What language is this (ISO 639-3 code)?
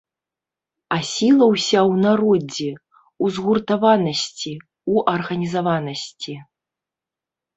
bel